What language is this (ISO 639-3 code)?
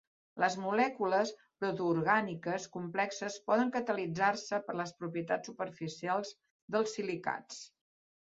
cat